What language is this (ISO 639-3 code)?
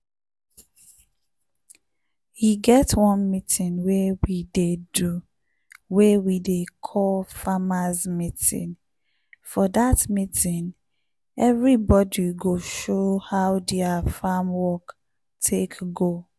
pcm